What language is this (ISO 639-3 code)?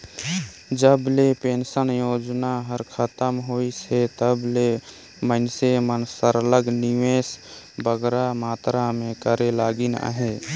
hne